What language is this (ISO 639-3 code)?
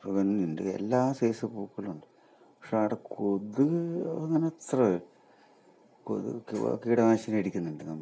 mal